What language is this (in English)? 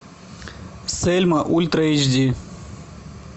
Russian